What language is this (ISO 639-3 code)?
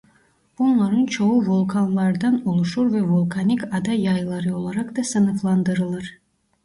tur